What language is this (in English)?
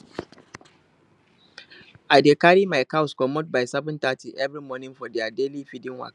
Nigerian Pidgin